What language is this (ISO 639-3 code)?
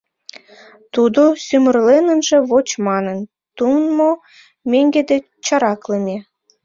chm